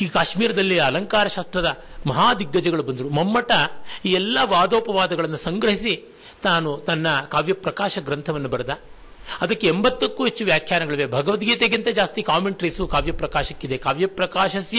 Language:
Kannada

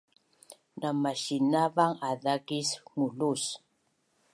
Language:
Bunun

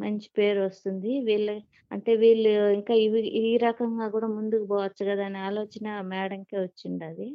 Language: Telugu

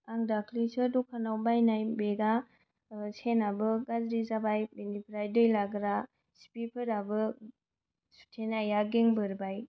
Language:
Bodo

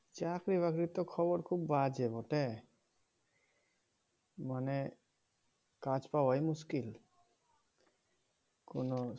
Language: Bangla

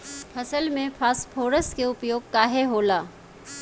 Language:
Bhojpuri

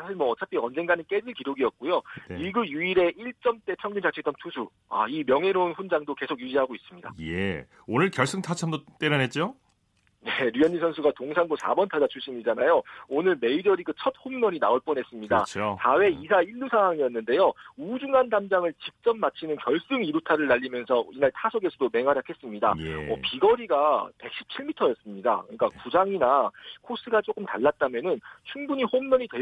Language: Korean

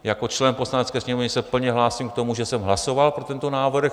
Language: Czech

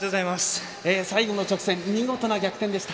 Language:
Japanese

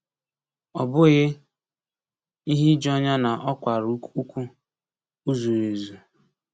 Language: Igbo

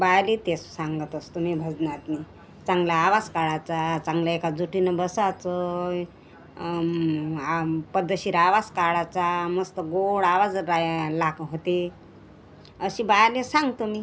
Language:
Marathi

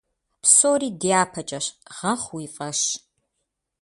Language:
Kabardian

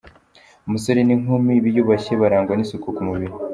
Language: Kinyarwanda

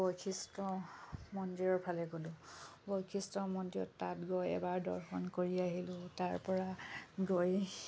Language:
Assamese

